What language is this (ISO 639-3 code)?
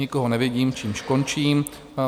ces